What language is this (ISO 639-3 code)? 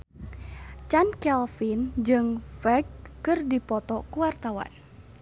sun